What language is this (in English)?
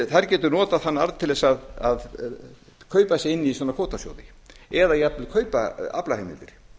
Icelandic